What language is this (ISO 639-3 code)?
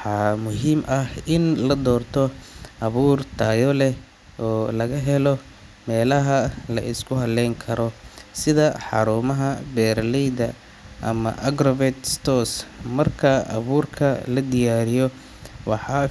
som